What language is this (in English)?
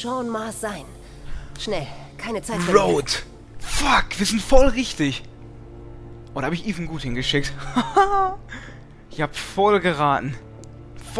German